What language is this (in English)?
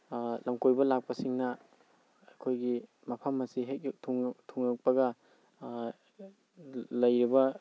Manipuri